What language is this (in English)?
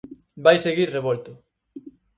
Galician